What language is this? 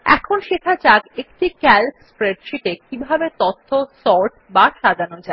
Bangla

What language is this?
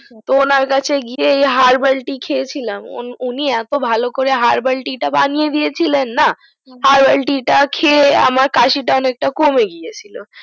Bangla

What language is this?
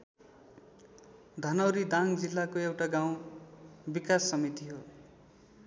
Nepali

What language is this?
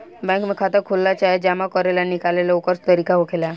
Bhojpuri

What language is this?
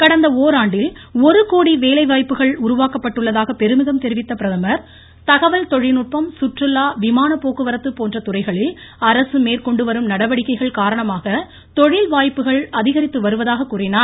Tamil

